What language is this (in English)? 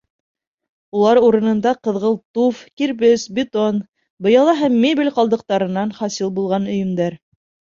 Bashkir